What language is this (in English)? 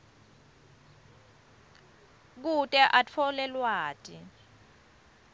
Swati